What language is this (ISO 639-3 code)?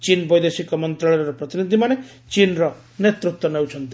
ori